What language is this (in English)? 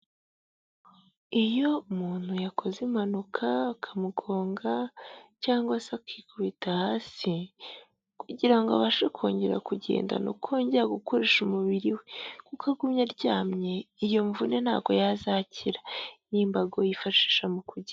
Kinyarwanda